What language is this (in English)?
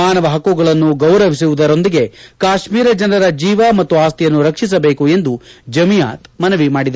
Kannada